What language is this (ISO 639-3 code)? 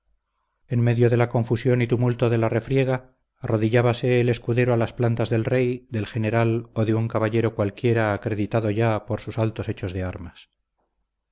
spa